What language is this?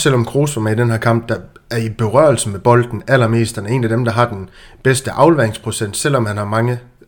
Danish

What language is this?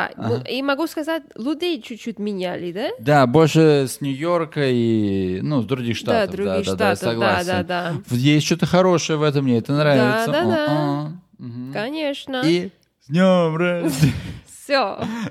Russian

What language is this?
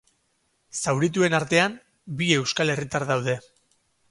Basque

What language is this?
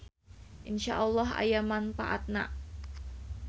Sundanese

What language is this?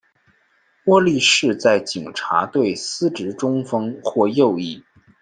Chinese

